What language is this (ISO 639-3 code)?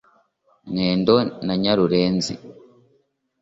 kin